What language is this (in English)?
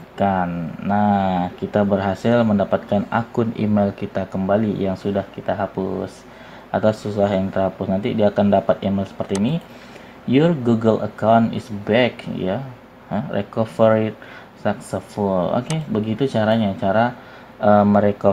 Indonesian